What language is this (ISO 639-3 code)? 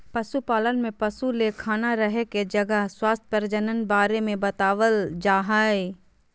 mag